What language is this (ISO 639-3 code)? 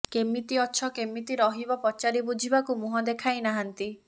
ori